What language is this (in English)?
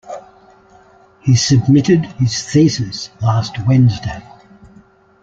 English